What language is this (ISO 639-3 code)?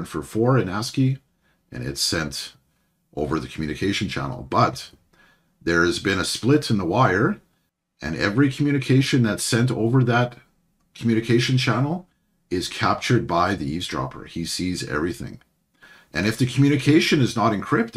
eng